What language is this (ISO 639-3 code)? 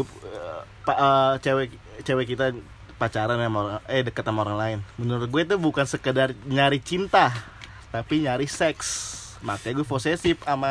ind